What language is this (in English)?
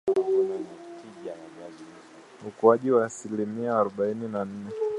Swahili